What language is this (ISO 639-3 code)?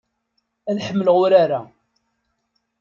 kab